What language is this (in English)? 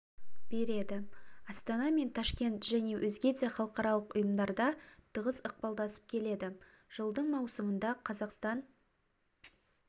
Kazakh